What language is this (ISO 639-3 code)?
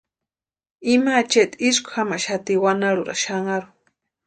pua